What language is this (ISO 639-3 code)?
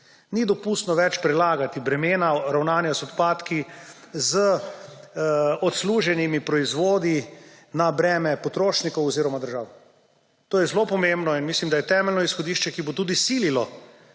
slv